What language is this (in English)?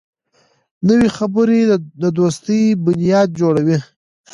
Pashto